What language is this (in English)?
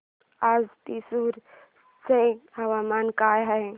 Marathi